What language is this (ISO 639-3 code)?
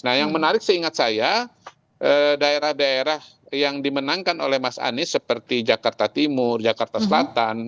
ind